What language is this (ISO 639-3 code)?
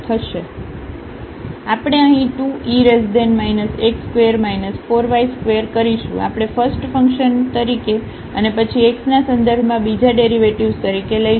guj